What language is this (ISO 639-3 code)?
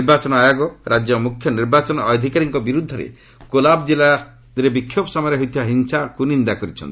ori